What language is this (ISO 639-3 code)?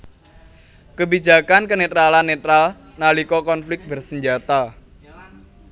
jav